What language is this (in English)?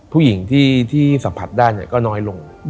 Thai